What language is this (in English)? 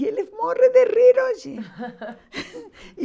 Portuguese